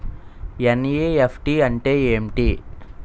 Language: Telugu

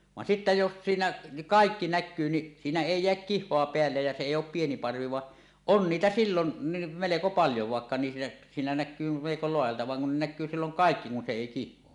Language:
Finnish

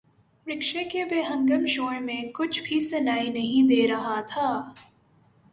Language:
Urdu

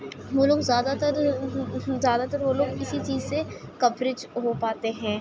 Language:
Urdu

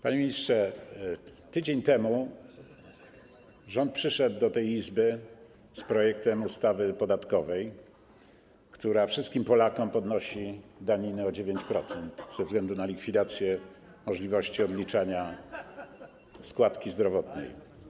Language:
Polish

